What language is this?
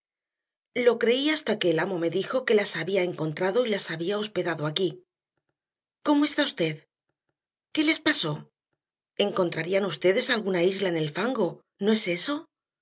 Spanish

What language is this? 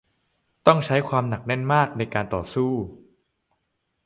Thai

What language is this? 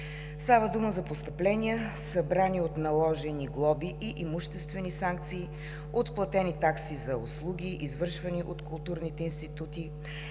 Bulgarian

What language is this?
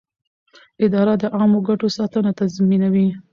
Pashto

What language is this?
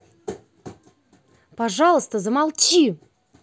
Russian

